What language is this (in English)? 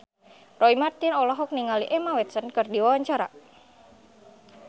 Sundanese